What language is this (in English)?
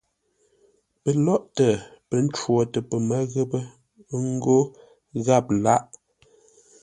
Ngombale